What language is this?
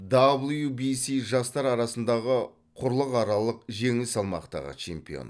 Kazakh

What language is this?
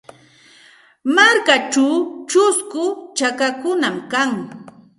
Santa Ana de Tusi Pasco Quechua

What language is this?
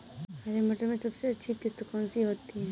Hindi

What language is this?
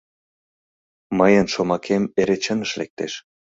Mari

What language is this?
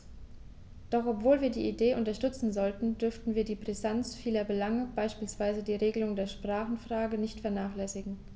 German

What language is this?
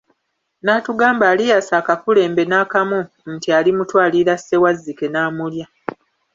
Ganda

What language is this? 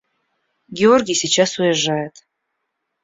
Russian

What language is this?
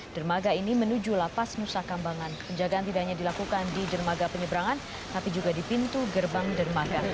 Indonesian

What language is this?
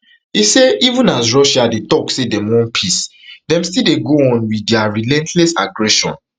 Nigerian Pidgin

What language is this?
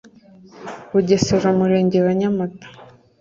Kinyarwanda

